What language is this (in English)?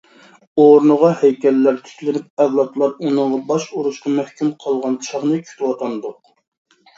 Uyghur